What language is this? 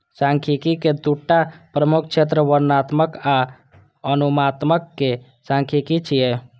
Maithili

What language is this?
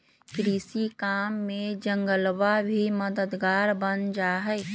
Magahi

